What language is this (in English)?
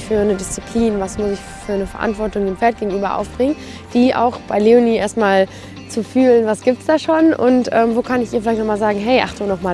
German